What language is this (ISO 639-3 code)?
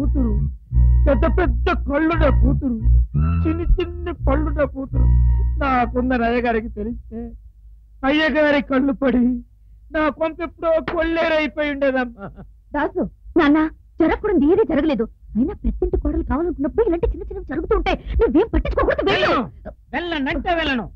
tel